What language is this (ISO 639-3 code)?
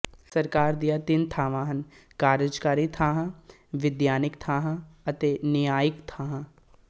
pan